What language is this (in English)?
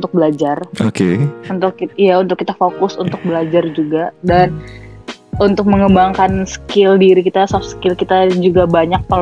Indonesian